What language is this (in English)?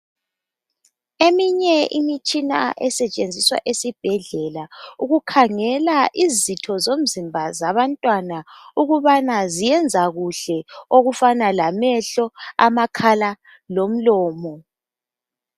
North Ndebele